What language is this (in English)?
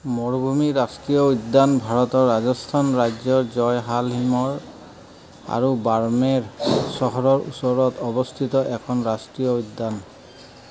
Assamese